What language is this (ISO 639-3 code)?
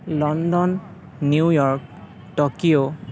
asm